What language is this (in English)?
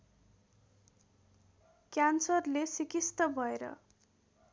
Nepali